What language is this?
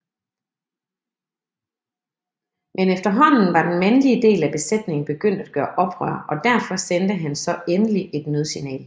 Danish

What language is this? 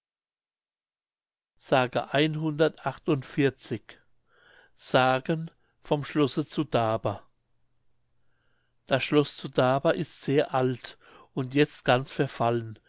German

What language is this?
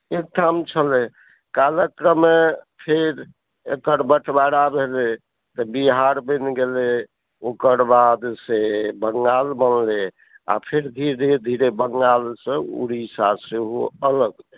Maithili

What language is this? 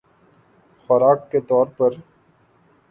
Urdu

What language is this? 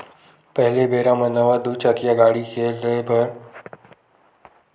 Chhattisgarhi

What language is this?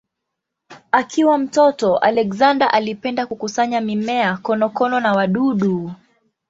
Swahili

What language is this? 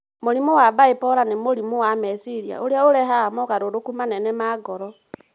Kikuyu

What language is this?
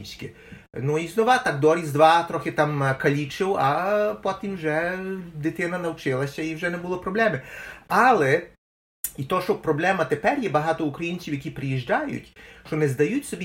Ukrainian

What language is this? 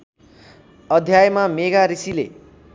Nepali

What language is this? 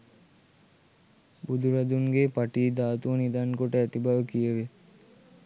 Sinhala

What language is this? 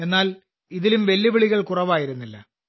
Malayalam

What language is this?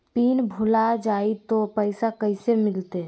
Magahi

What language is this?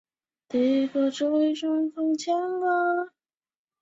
Chinese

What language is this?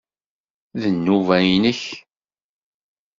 Kabyle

